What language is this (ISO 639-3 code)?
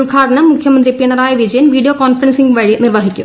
mal